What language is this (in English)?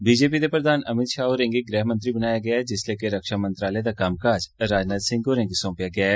Dogri